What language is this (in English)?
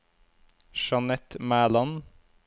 Norwegian